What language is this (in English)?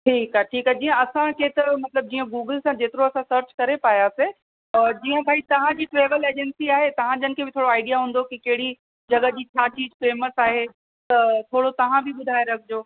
Sindhi